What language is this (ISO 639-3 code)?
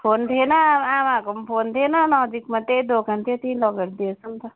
nep